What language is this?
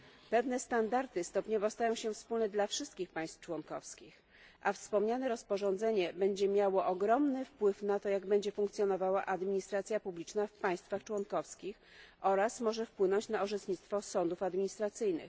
Polish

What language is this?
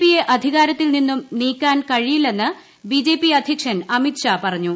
Malayalam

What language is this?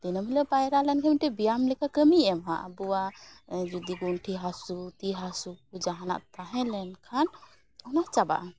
Santali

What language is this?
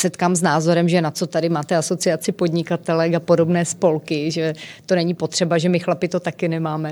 Czech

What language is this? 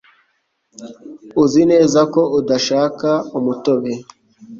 Kinyarwanda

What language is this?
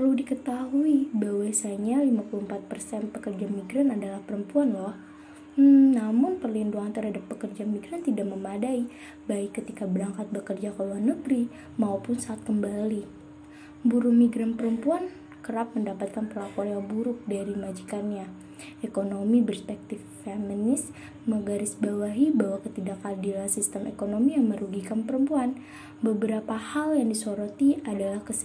Indonesian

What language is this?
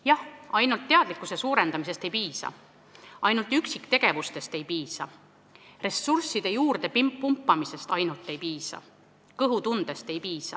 Estonian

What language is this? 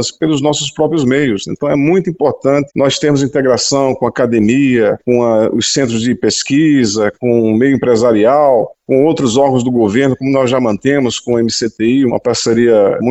Portuguese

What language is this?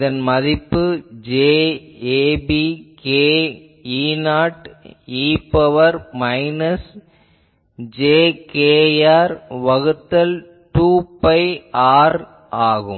Tamil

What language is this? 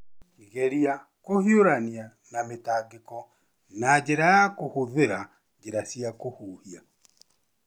Kikuyu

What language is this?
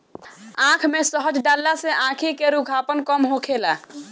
Bhojpuri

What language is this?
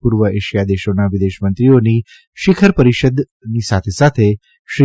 Gujarati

